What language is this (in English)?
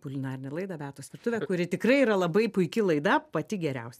Lithuanian